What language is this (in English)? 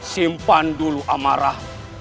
Indonesian